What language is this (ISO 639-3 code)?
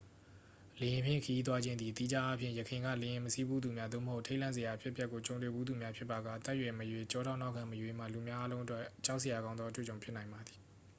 mya